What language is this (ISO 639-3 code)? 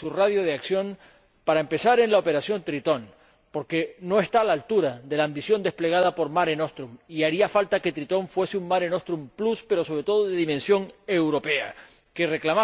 spa